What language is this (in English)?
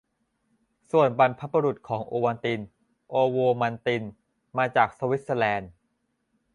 Thai